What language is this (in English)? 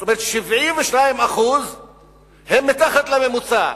Hebrew